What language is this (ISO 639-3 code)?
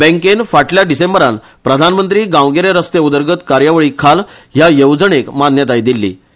kok